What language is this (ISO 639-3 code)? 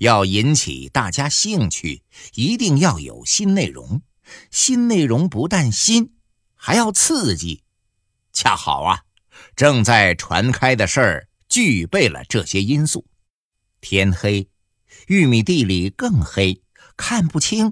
zho